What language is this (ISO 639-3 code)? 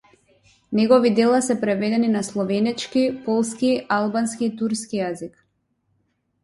mkd